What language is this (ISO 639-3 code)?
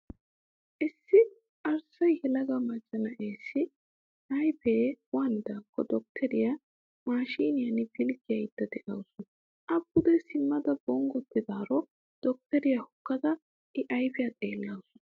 wal